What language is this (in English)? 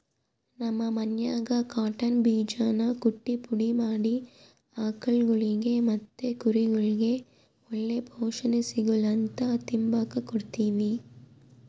Kannada